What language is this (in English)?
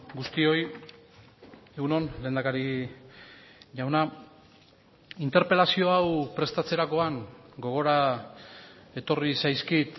Basque